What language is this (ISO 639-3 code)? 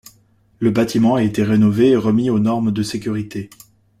fra